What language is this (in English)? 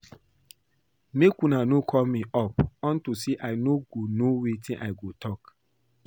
Nigerian Pidgin